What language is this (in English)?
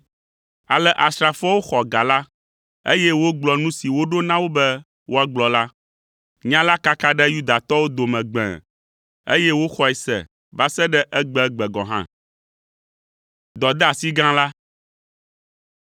Ewe